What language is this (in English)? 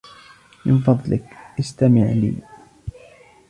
Arabic